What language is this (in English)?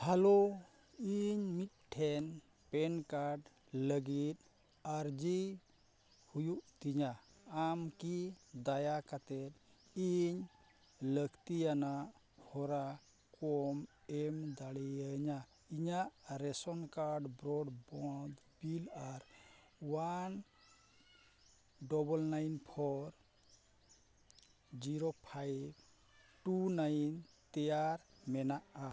Santali